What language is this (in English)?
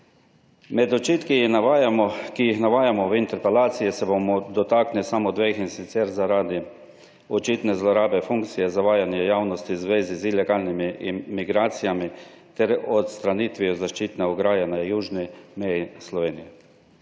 Slovenian